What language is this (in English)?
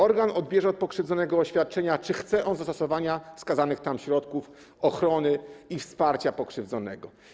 Polish